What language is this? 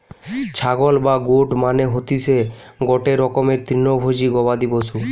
Bangla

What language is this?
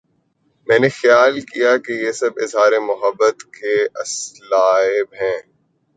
Urdu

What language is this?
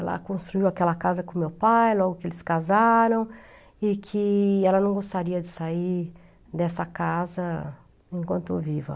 Portuguese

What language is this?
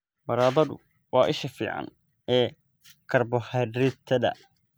Somali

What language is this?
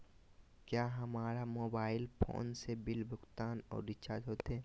Magahi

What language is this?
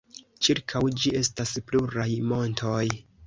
Esperanto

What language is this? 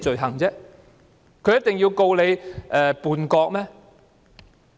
Cantonese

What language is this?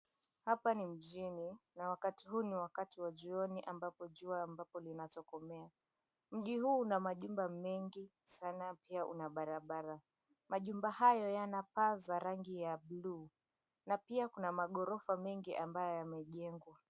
Swahili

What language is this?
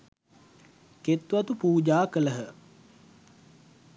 Sinhala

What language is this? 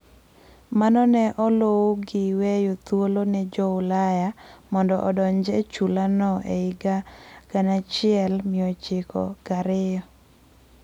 Luo (Kenya and Tanzania)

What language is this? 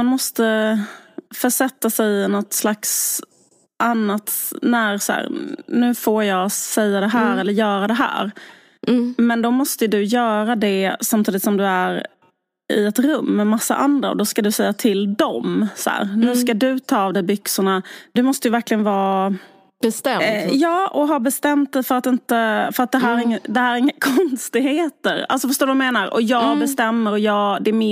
Swedish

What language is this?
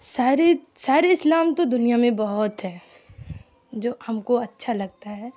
Urdu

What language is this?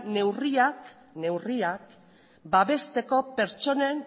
Basque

